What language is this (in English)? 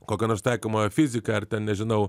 Lithuanian